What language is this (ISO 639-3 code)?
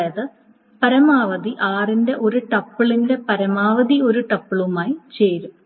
mal